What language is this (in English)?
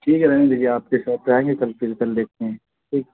Urdu